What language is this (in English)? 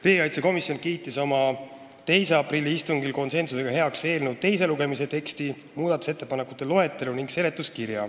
Estonian